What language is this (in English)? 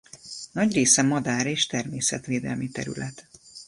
Hungarian